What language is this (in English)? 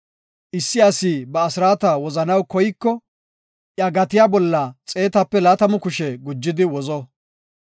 Gofa